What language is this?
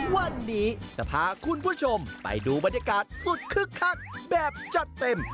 Thai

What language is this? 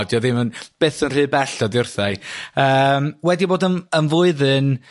Welsh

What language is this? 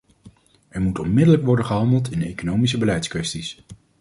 Dutch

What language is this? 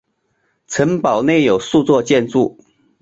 Chinese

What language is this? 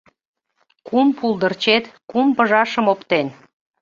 Mari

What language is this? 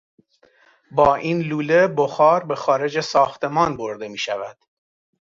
Persian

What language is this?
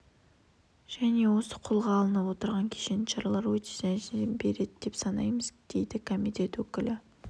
Kazakh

